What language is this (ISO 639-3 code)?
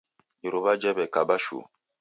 dav